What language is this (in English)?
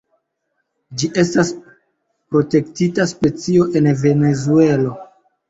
Esperanto